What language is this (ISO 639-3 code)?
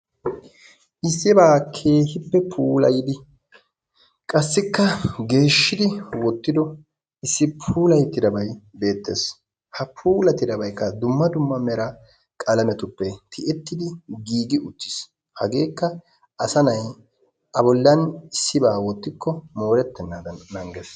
wal